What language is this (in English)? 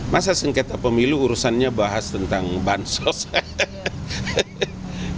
Indonesian